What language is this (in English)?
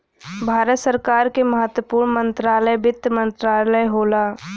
Bhojpuri